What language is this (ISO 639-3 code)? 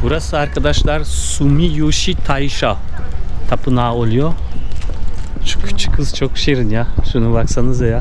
tur